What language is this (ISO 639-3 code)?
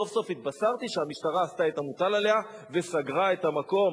heb